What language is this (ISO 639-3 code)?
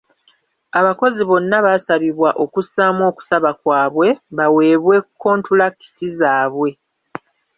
lug